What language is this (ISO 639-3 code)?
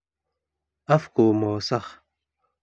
som